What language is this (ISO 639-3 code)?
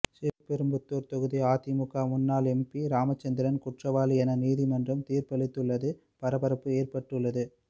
tam